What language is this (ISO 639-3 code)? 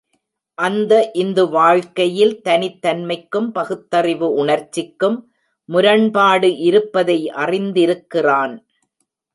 tam